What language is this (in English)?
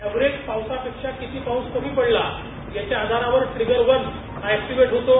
Marathi